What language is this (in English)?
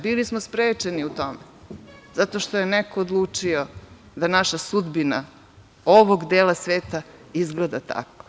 Serbian